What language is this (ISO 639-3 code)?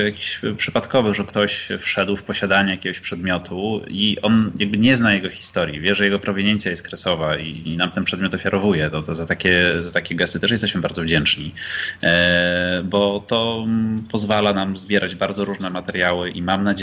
pol